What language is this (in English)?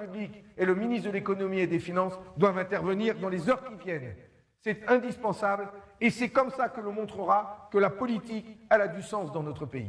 French